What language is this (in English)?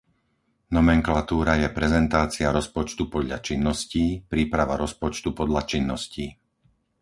Slovak